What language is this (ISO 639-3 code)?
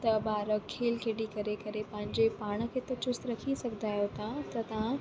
snd